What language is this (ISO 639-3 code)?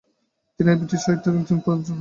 ben